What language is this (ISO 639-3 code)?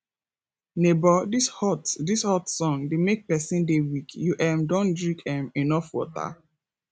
pcm